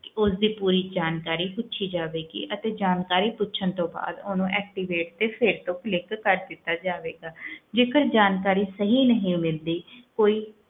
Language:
Punjabi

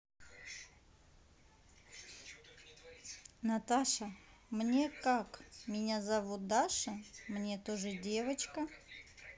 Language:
Russian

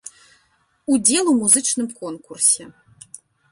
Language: Belarusian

